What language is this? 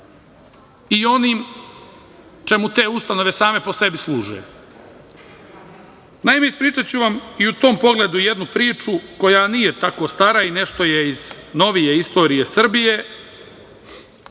Serbian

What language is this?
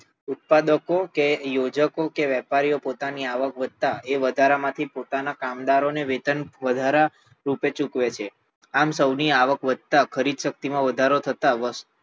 Gujarati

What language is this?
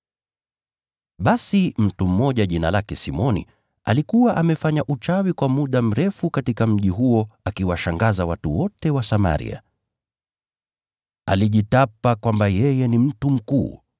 Swahili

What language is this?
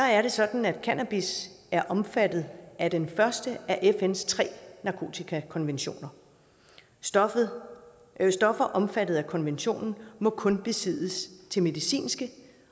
Danish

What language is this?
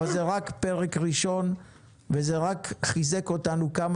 Hebrew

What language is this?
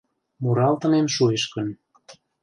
Mari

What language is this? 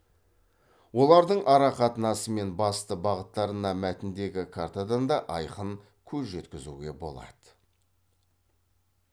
Kazakh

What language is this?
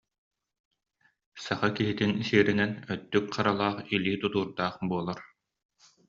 Yakut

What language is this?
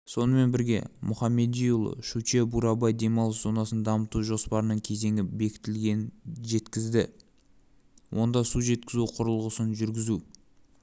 Kazakh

